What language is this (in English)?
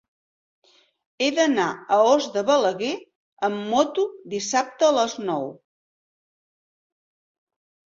Catalan